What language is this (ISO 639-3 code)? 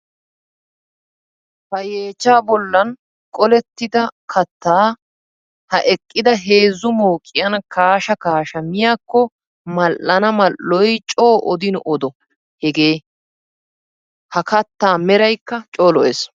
wal